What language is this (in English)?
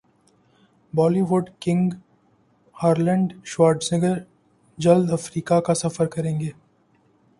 Urdu